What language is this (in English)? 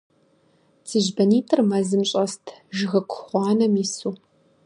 Kabardian